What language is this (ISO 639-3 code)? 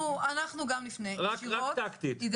heb